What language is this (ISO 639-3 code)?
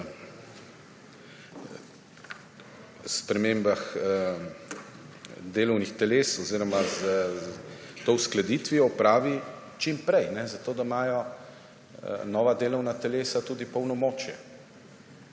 slv